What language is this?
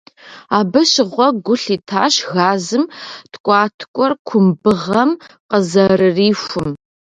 Kabardian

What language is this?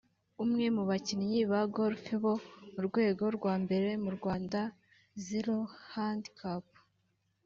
Kinyarwanda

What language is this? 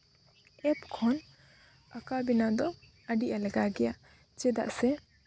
Santali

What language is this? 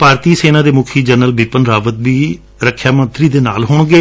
Punjabi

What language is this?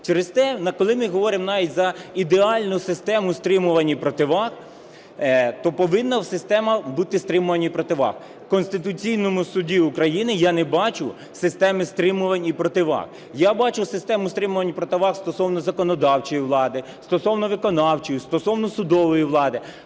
Ukrainian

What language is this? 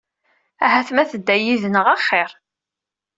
Kabyle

